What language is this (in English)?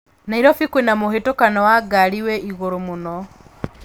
Kikuyu